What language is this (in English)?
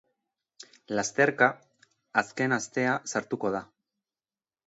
Basque